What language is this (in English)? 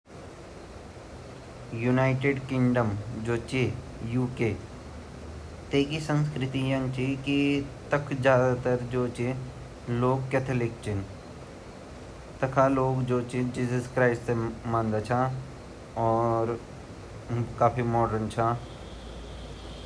Garhwali